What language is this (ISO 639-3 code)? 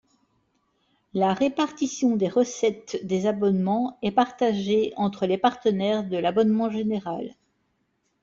fra